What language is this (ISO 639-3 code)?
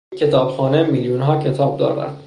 fas